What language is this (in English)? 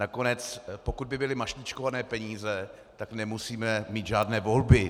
Czech